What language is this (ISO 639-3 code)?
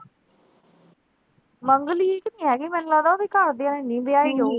pan